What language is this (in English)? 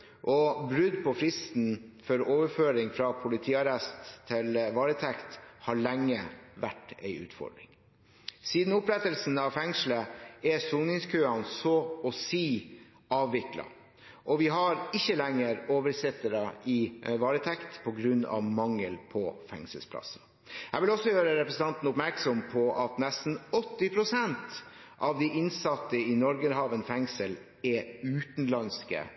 Norwegian Bokmål